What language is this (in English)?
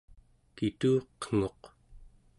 Central Yupik